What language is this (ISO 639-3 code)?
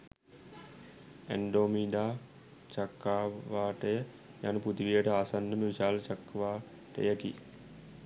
sin